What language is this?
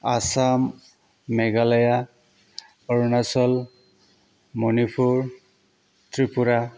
Bodo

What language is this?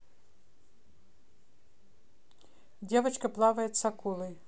Russian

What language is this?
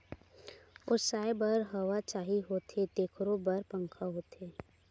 Chhattisgarhi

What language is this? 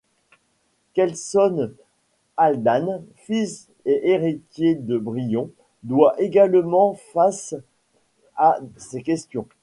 French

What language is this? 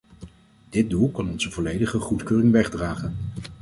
Dutch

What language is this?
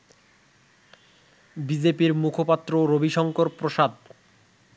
Bangla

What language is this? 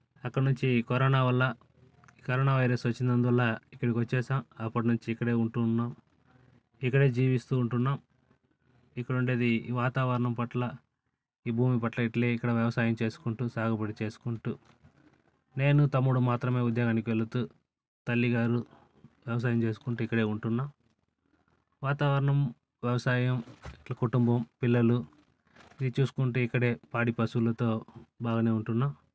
Telugu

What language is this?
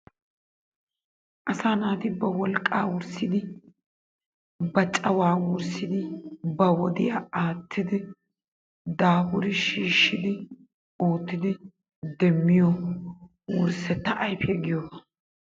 Wolaytta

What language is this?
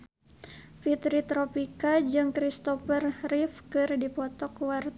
Sundanese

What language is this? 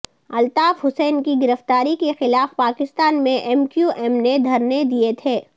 Urdu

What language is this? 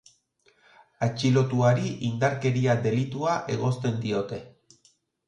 Basque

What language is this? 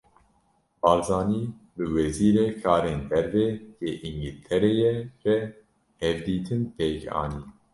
Kurdish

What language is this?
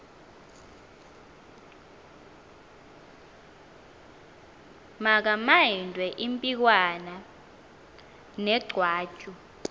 Xhosa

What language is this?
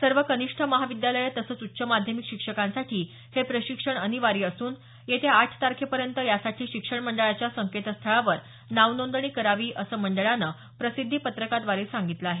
Marathi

